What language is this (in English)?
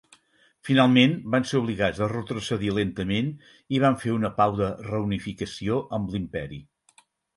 Catalan